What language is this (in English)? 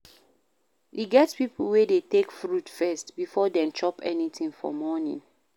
Nigerian Pidgin